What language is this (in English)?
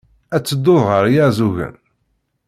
Kabyle